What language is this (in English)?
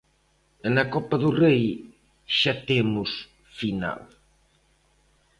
Galician